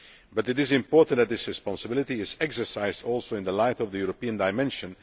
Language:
English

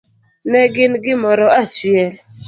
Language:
Luo (Kenya and Tanzania)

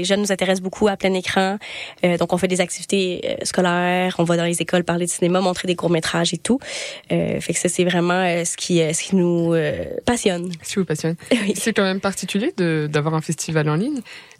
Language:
French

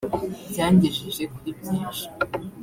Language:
Kinyarwanda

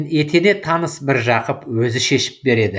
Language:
Kazakh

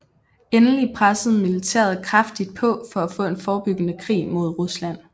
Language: Danish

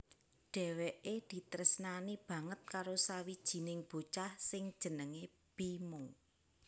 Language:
Javanese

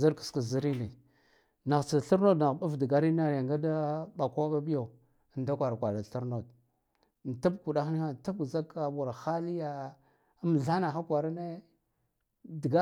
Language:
Guduf-Gava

